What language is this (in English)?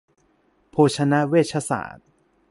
Thai